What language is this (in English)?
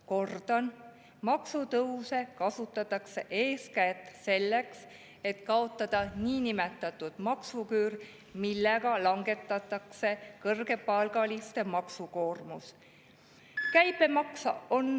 Estonian